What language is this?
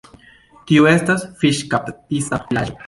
Esperanto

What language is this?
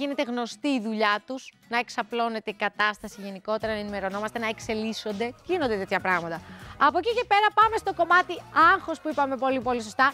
Greek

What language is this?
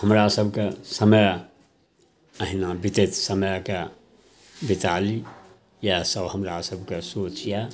Maithili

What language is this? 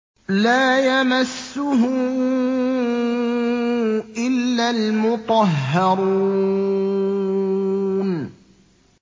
Arabic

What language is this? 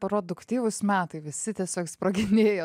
Lithuanian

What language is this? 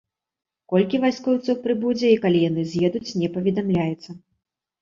Belarusian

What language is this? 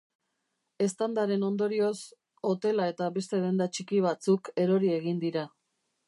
Basque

